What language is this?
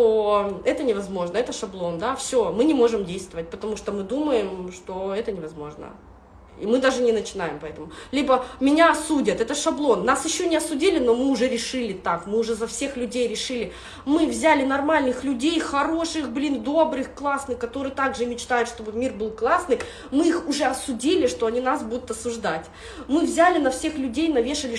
Russian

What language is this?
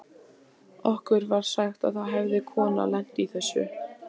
Icelandic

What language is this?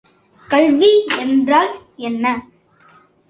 Tamil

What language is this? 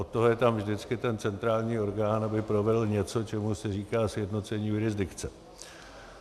Czech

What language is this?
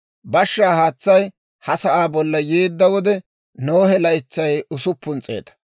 Dawro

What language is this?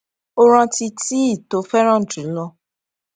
Yoruba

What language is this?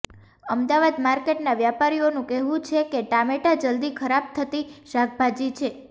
Gujarati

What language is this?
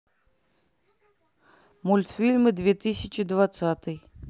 Russian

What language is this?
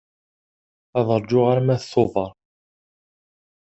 Kabyle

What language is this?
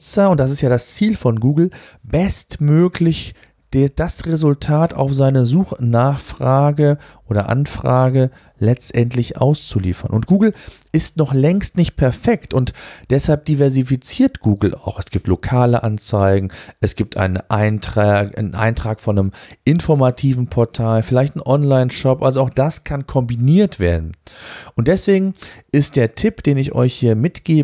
German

